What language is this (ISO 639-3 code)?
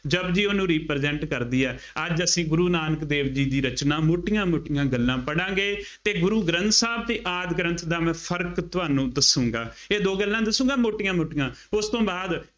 pan